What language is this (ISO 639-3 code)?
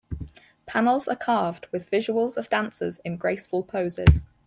eng